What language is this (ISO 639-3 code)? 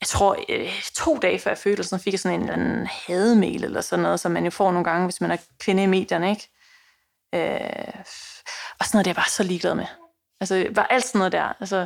dan